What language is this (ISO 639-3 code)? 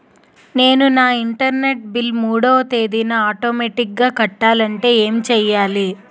tel